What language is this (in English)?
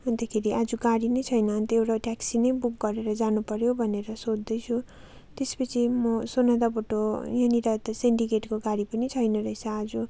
Nepali